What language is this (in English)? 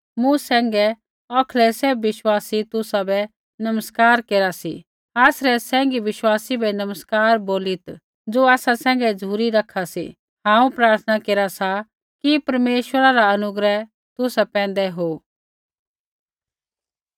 Kullu Pahari